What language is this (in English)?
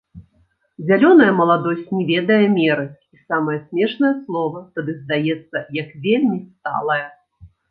Belarusian